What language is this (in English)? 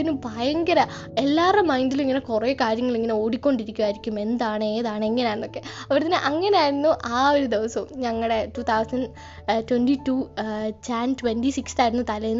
Malayalam